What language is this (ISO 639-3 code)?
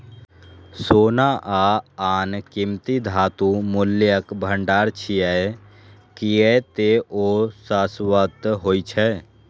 mai